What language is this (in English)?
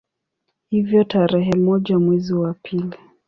Swahili